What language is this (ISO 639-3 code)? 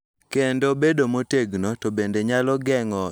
luo